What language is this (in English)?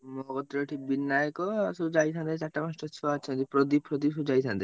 Odia